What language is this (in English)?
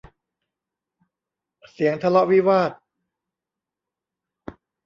Thai